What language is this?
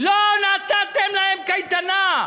Hebrew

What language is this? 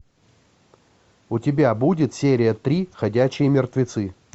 Russian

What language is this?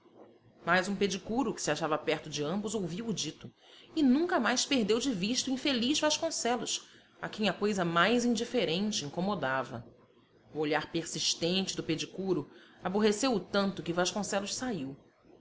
Portuguese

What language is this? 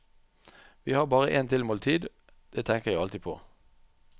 Norwegian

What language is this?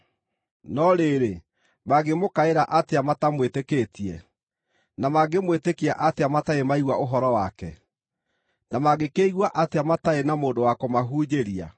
Kikuyu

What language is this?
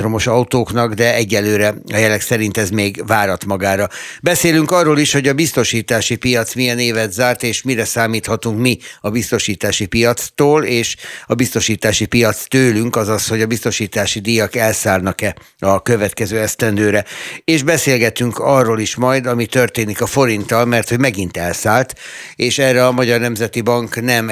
Hungarian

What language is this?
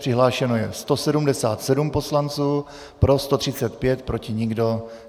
Czech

